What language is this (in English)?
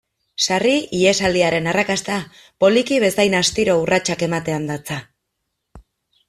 Basque